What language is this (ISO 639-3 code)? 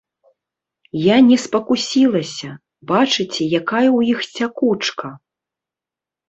bel